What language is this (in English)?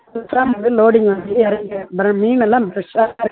Tamil